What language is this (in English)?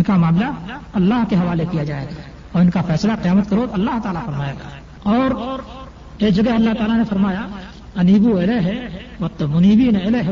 Urdu